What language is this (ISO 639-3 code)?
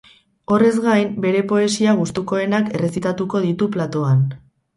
eus